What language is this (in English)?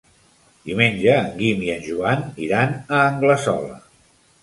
Catalan